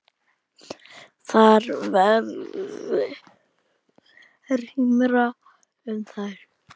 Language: Icelandic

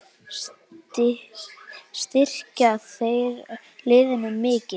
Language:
Icelandic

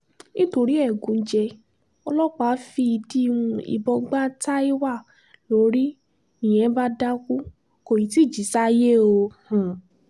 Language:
Yoruba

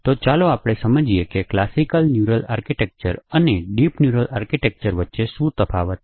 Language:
Gujarati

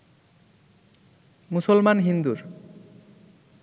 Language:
Bangla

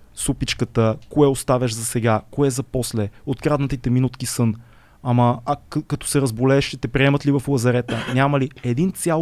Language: Bulgarian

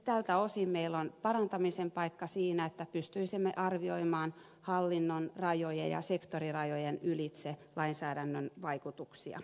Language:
Finnish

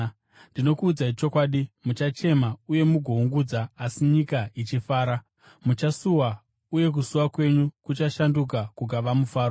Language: Shona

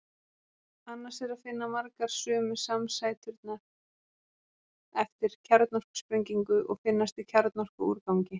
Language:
Icelandic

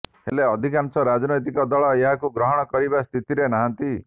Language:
Odia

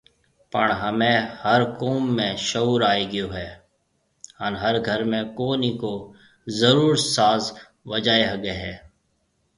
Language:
Marwari (Pakistan)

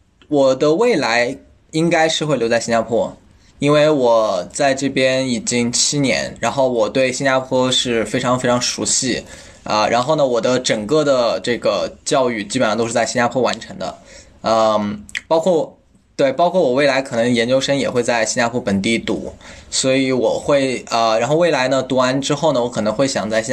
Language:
Chinese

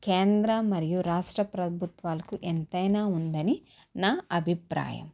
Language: Telugu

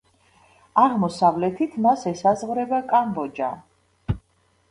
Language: Georgian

